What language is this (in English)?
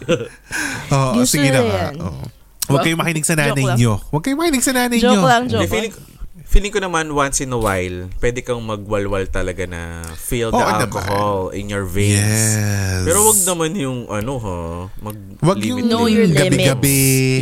Filipino